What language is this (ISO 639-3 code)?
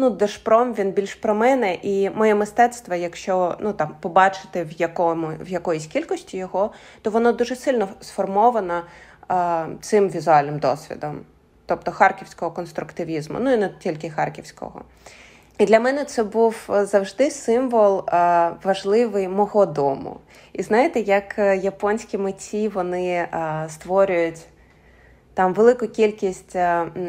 ukr